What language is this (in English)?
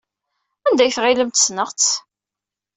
Kabyle